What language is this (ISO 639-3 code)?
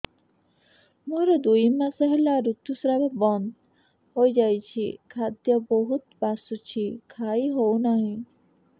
ori